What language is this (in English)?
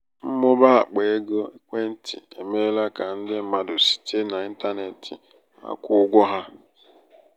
Igbo